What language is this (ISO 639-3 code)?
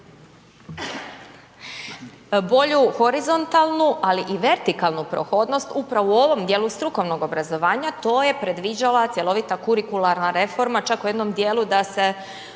hrv